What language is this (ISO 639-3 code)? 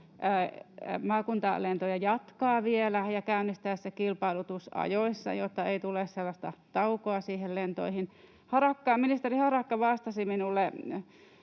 fin